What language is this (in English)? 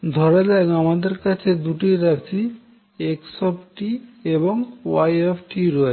Bangla